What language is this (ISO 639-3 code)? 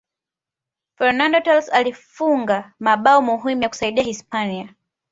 swa